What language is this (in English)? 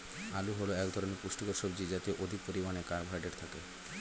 Bangla